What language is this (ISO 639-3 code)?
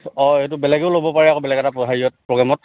asm